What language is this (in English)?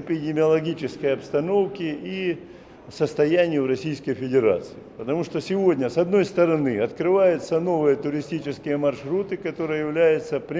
Russian